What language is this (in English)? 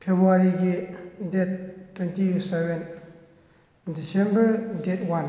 Manipuri